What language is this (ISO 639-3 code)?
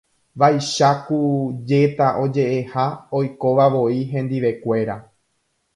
grn